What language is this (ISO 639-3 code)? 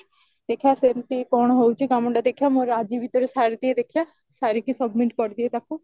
ori